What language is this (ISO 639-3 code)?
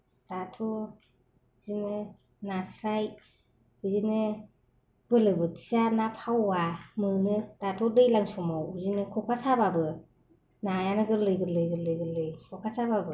brx